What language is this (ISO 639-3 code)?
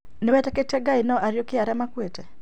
kik